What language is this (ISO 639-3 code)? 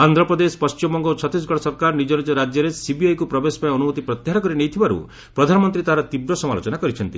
ori